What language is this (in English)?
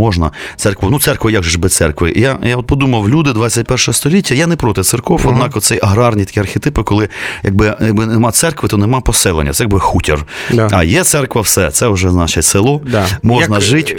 Ukrainian